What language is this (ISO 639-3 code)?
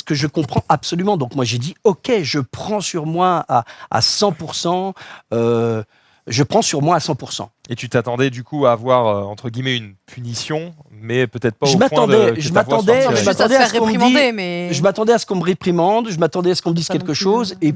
fra